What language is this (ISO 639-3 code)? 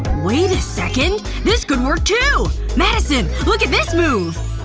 eng